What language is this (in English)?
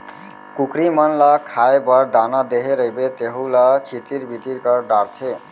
Chhattisgarhi